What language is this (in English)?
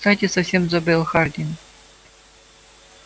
Russian